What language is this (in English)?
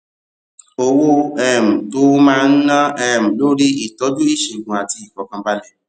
Yoruba